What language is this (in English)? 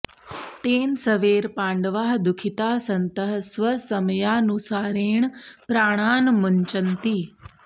Sanskrit